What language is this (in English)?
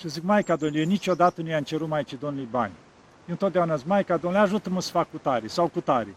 Romanian